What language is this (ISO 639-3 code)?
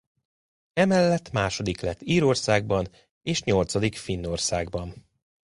hun